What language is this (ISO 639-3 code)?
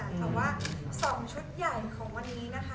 tha